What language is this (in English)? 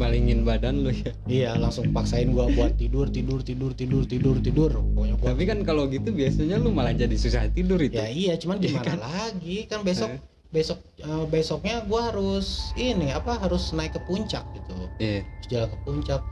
Indonesian